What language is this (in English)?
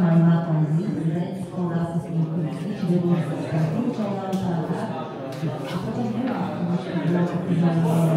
Slovak